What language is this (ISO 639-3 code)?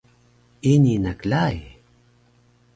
trv